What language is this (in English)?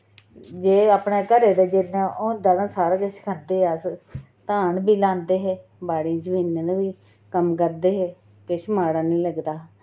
Dogri